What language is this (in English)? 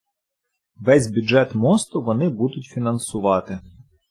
Ukrainian